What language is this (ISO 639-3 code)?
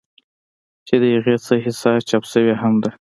pus